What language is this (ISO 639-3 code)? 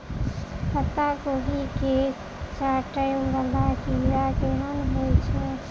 mai